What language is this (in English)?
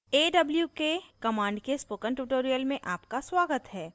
Hindi